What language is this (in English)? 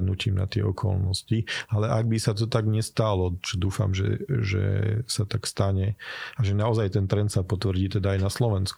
Slovak